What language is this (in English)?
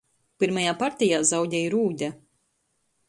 Latgalian